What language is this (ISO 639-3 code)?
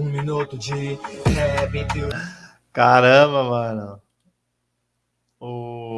por